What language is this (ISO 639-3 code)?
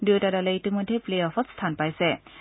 asm